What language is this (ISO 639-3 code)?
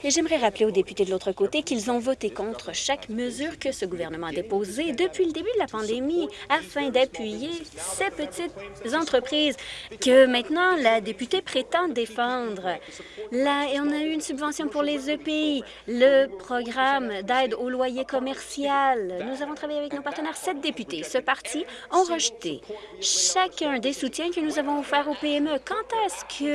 fra